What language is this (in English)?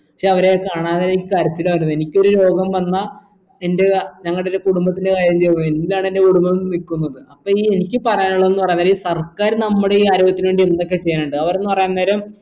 Malayalam